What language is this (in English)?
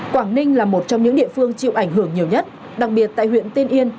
Vietnamese